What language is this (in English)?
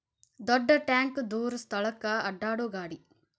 Kannada